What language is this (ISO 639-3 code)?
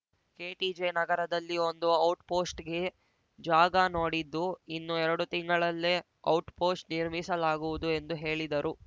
kan